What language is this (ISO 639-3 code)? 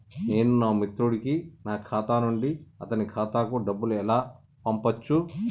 tel